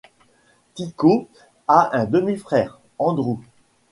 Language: French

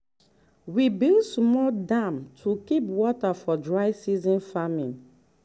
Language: Nigerian Pidgin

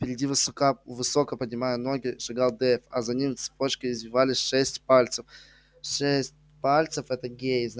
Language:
Russian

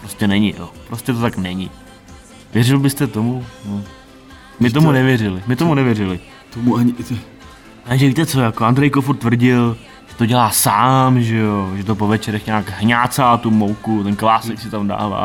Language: Czech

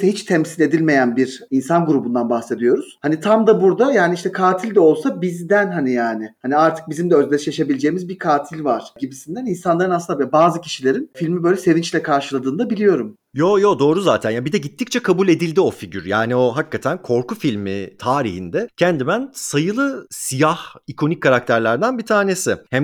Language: Turkish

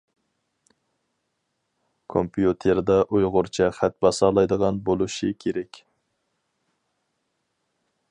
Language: Uyghur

